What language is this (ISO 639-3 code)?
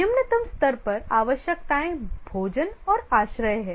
hin